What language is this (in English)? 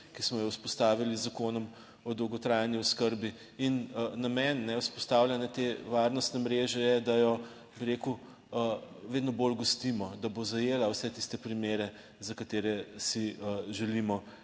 Slovenian